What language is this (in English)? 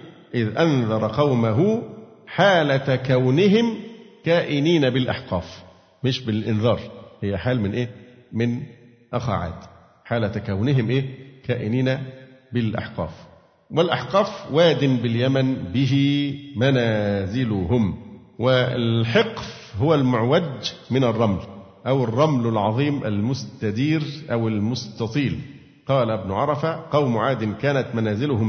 Arabic